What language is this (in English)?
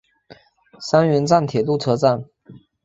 Chinese